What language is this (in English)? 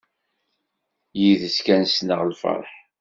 Kabyle